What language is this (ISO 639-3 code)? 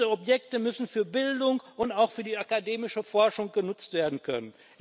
deu